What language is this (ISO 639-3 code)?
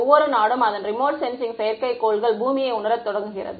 tam